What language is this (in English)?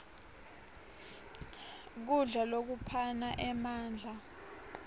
Swati